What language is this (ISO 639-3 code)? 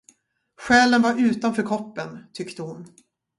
swe